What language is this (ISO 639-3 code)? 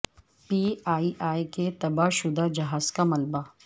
urd